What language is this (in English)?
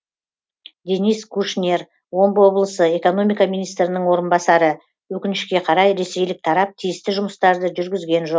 Kazakh